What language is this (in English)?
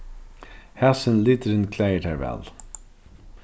Faroese